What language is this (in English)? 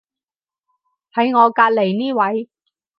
Cantonese